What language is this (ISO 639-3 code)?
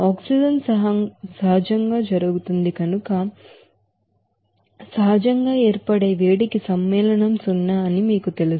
tel